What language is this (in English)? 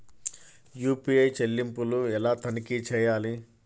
Telugu